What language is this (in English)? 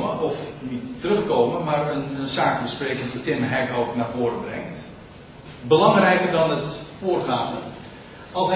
Dutch